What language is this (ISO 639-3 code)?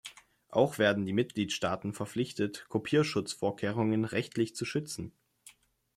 deu